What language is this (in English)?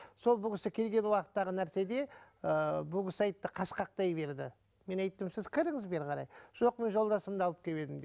Kazakh